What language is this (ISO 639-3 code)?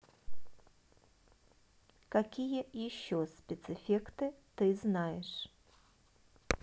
rus